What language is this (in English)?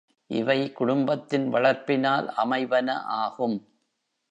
Tamil